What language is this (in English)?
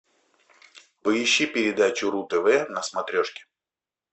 Russian